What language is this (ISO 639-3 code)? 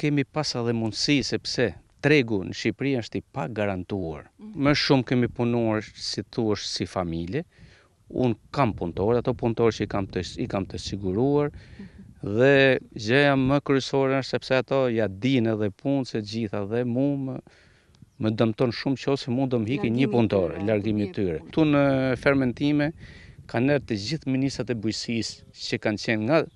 ron